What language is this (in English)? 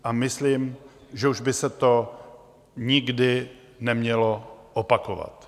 Czech